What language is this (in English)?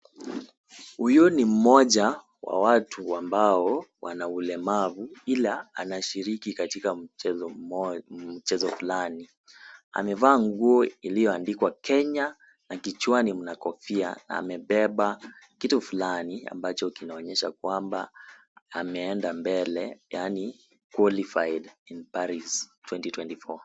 Swahili